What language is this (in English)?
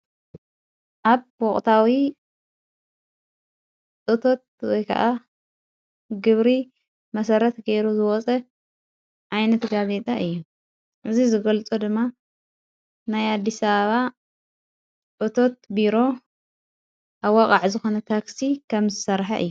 Tigrinya